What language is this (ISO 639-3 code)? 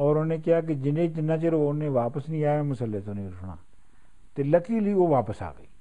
pan